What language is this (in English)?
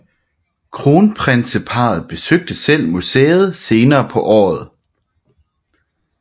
Danish